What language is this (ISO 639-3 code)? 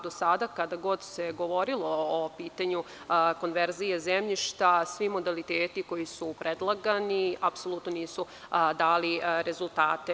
srp